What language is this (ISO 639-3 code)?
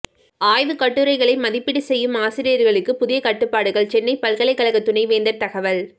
tam